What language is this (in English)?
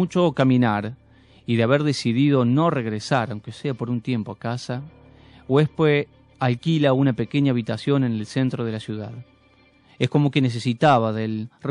Spanish